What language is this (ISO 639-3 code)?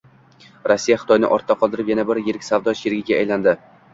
uzb